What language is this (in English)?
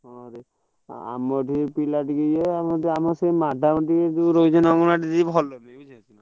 Odia